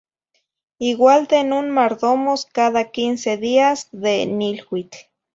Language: Zacatlán-Ahuacatlán-Tepetzintla Nahuatl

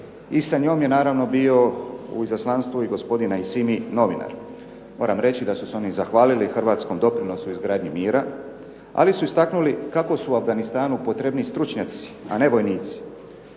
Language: Croatian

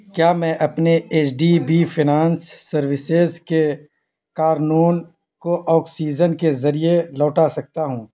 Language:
Urdu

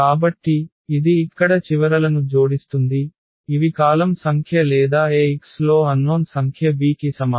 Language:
Telugu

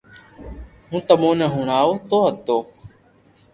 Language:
Loarki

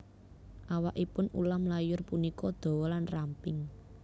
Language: Javanese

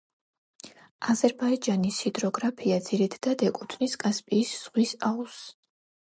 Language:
Georgian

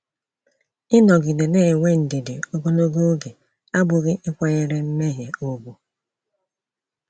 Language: Igbo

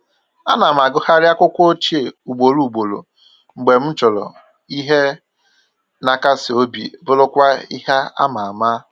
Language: Igbo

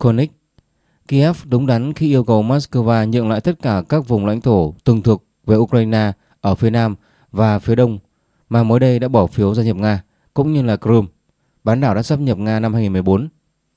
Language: Vietnamese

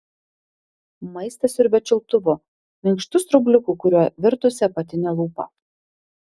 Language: Lithuanian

